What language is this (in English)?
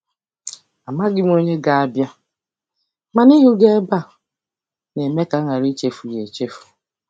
Igbo